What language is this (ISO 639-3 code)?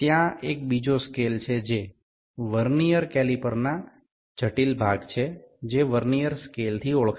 ben